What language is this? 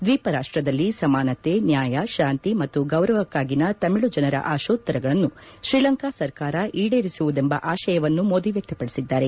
Kannada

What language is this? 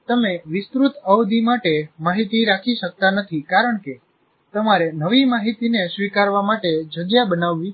Gujarati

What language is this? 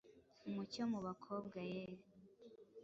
Kinyarwanda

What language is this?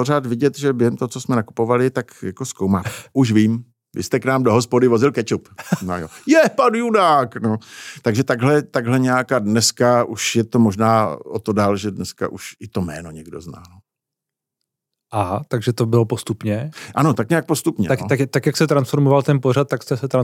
Czech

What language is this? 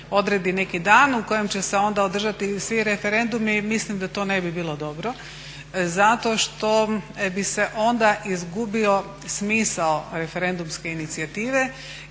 Croatian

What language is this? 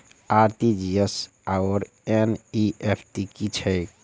Maithili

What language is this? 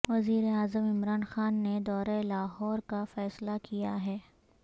Urdu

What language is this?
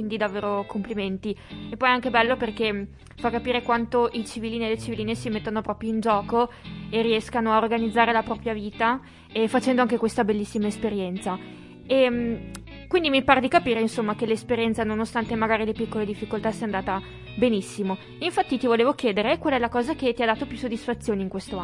Italian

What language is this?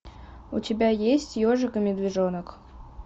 Russian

